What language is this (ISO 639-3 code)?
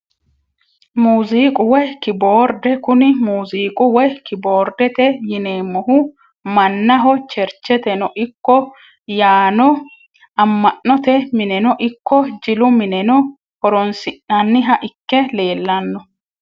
sid